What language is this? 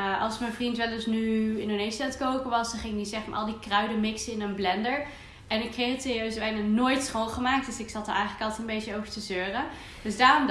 Dutch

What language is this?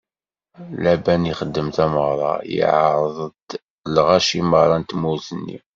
Kabyle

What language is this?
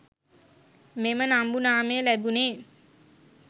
Sinhala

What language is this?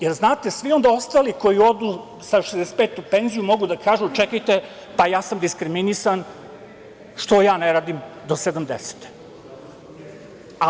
Serbian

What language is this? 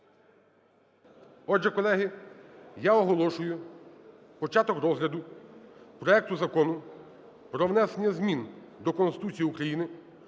Ukrainian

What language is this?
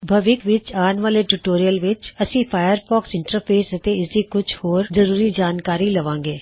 Punjabi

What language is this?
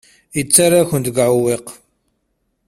Kabyle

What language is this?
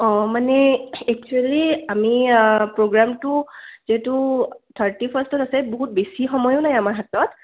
Assamese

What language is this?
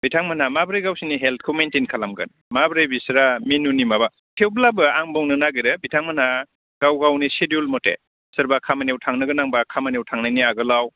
Bodo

